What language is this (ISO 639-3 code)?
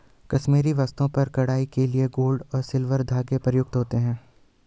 hin